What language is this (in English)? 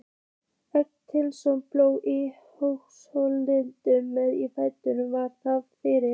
Icelandic